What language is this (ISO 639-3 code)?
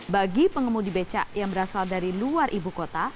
ind